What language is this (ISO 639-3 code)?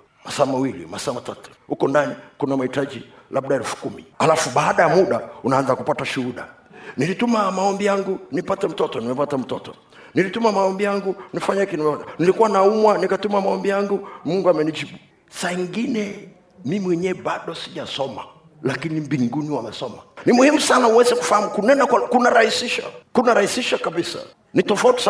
swa